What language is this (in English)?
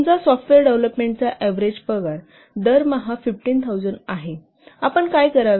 Marathi